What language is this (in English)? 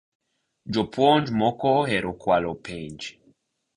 Luo (Kenya and Tanzania)